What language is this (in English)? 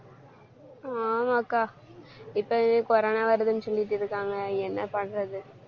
Tamil